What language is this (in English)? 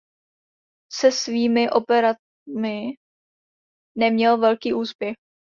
Czech